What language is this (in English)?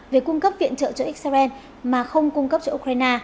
Vietnamese